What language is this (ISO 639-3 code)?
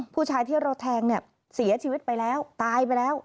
tha